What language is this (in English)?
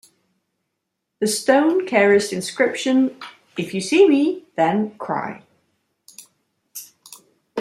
English